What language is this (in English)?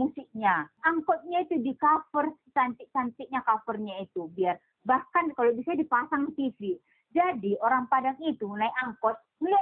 Indonesian